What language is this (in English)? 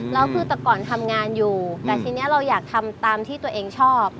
Thai